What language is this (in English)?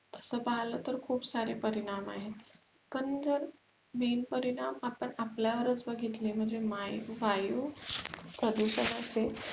Marathi